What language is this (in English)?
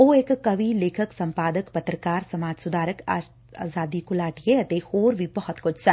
Punjabi